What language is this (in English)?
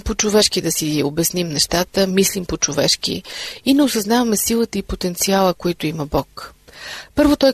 Bulgarian